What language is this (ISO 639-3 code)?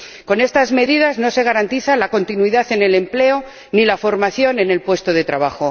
spa